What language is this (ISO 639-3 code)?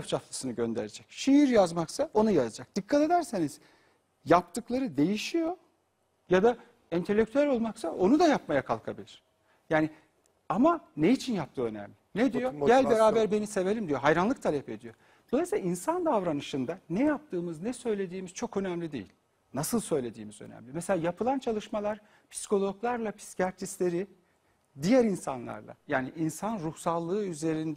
tur